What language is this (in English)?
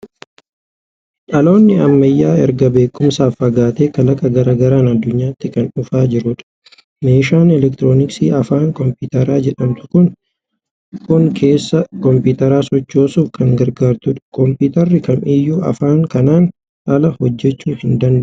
Oromo